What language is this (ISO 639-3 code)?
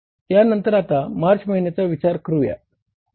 mar